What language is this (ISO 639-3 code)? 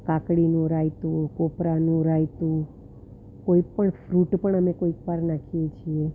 guj